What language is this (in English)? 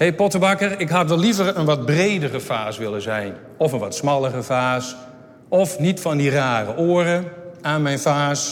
Dutch